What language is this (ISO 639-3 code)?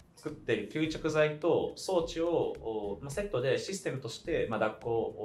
jpn